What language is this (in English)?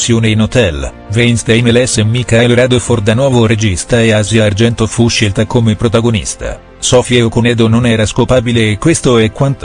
Italian